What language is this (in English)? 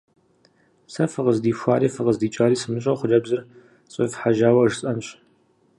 Kabardian